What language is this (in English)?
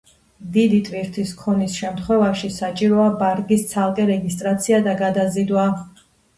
Georgian